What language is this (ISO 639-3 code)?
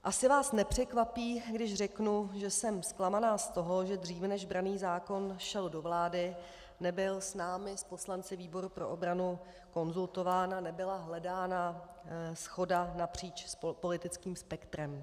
ces